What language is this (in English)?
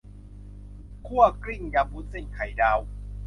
Thai